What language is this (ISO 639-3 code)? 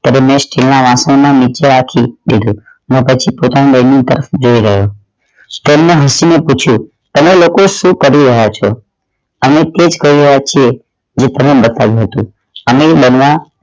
guj